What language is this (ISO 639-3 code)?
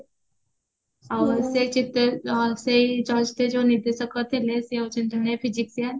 ori